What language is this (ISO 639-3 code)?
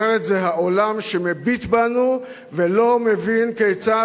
heb